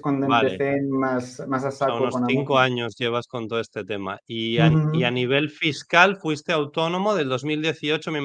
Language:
Spanish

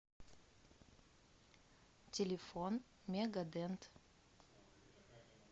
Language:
Russian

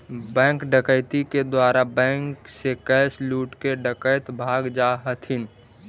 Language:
Magahi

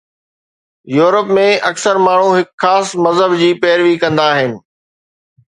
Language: Sindhi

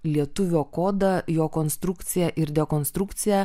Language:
Lithuanian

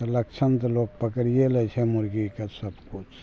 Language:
Maithili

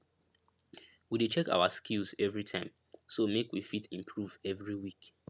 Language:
Nigerian Pidgin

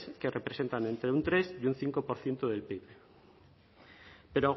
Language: Spanish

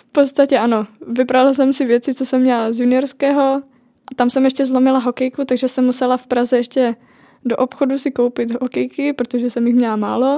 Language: Czech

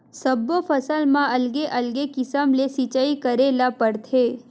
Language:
Chhattisgarhi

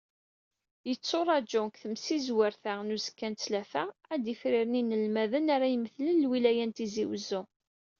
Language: Kabyle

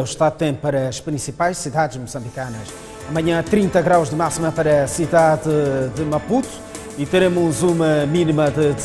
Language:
Portuguese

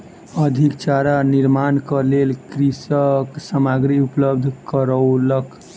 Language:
Maithili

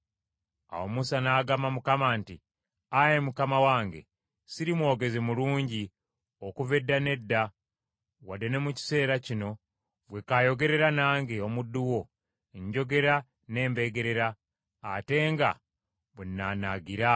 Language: Ganda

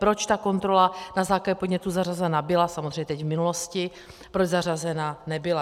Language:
Czech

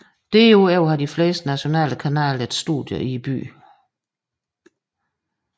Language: Danish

